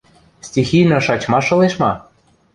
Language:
Western Mari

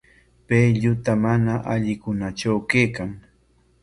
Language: Corongo Ancash Quechua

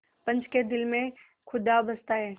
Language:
Hindi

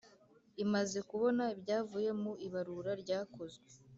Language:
Kinyarwanda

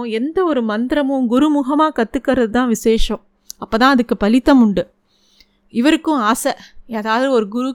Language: Tamil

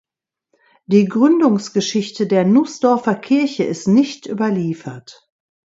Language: German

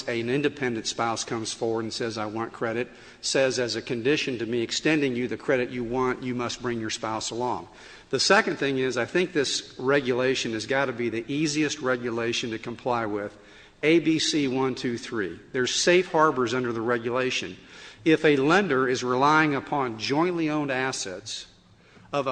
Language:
English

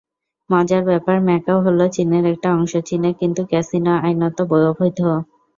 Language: Bangla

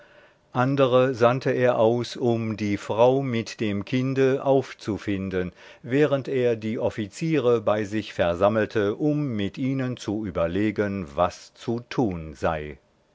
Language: German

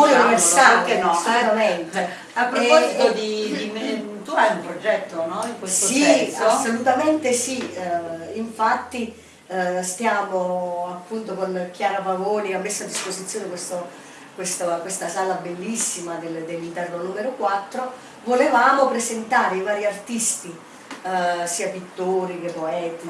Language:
Italian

